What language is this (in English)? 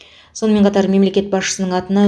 Kazakh